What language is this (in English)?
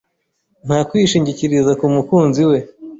Kinyarwanda